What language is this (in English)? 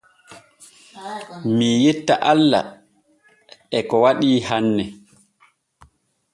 Borgu Fulfulde